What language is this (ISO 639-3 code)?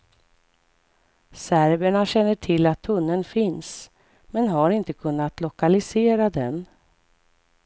swe